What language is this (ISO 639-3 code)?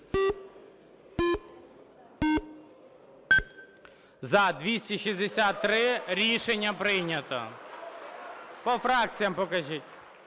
ukr